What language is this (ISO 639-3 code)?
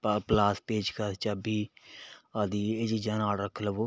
pan